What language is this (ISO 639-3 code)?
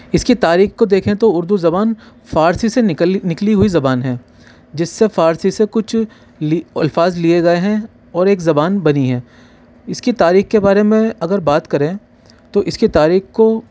urd